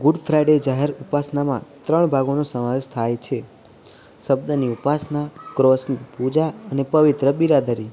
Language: Gujarati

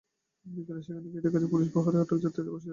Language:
Bangla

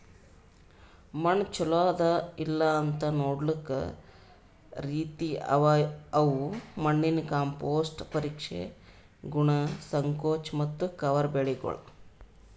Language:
Kannada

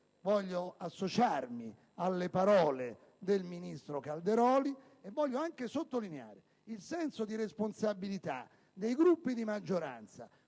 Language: Italian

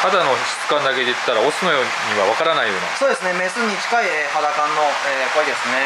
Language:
Japanese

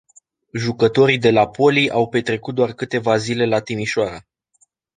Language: Romanian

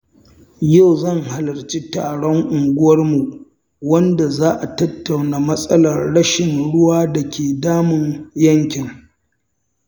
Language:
Hausa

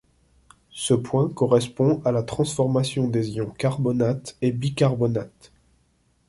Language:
French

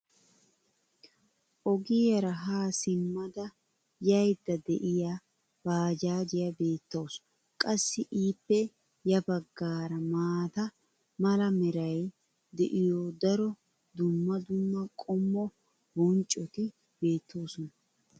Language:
Wolaytta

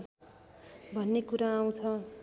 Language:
Nepali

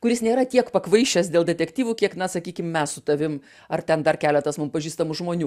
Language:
Lithuanian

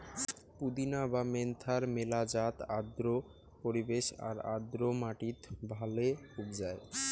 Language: Bangla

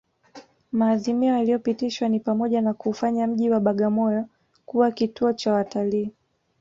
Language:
Swahili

